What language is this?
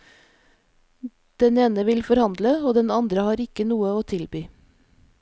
Norwegian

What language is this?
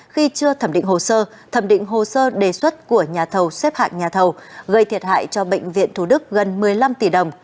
Vietnamese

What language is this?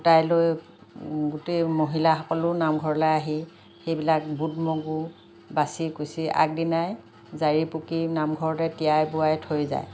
Assamese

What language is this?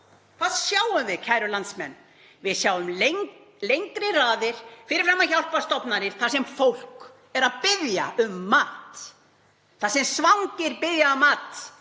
Icelandic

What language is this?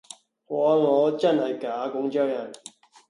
Cantonese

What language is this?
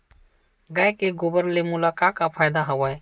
Chhattisgarhi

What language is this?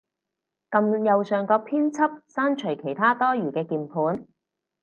Cantonese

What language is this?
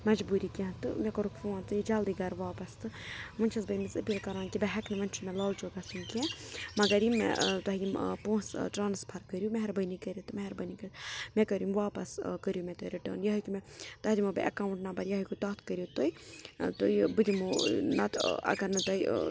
Kashmiri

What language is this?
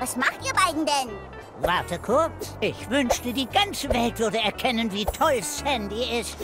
German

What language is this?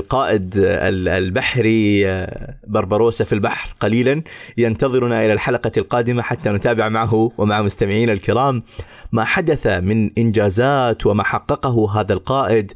Arabic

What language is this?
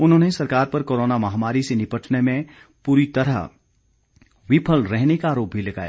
Hindi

